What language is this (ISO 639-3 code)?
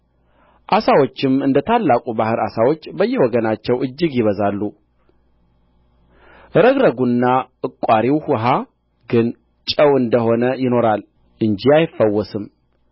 amh